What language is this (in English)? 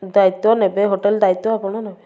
Odia